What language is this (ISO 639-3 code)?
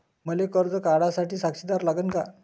mar